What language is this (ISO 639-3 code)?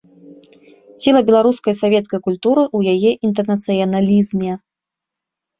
bel